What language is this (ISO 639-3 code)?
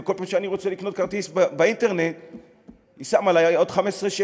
heb